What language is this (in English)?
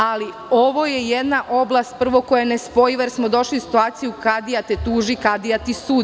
Serbian